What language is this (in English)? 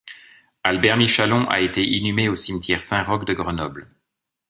French